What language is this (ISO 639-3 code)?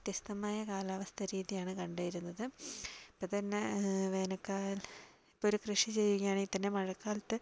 mal